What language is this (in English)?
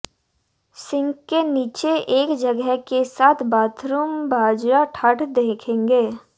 Hindi